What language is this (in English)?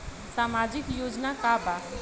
Bhojpuri